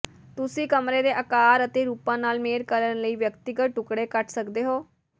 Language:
Punjabi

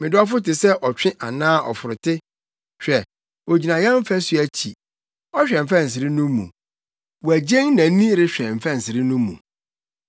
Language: Akan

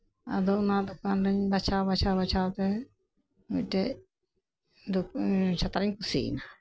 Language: Santali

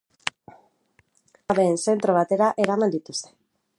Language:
Basque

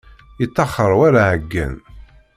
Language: Kabyle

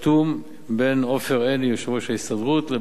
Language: Hebrew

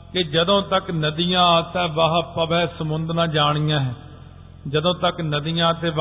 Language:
Punjabi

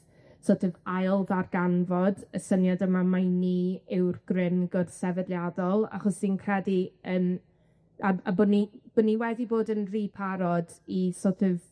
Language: Welsh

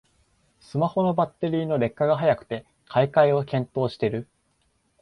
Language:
Japanese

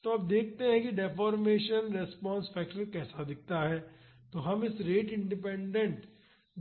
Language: Hindi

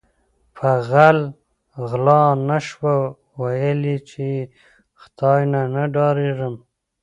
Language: Pashto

